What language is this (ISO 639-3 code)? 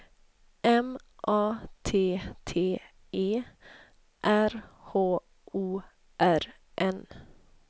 swe